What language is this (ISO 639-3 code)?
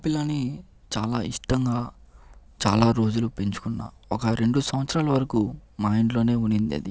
tel